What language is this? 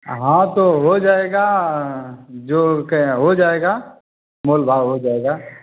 Hindi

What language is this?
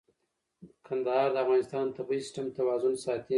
Pashto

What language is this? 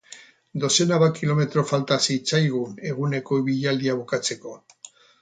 Basque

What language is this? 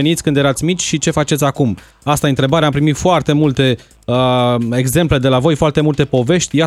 Romanian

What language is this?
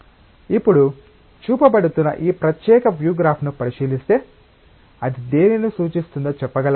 Telugu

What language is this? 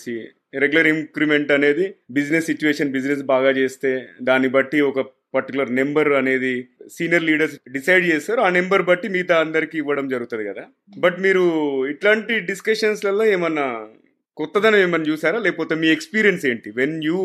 Telugu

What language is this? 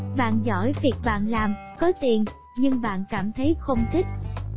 Vietnamese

